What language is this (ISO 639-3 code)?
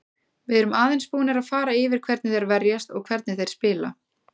isl